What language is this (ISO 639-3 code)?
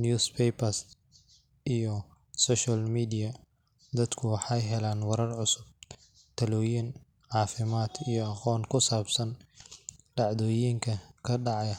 som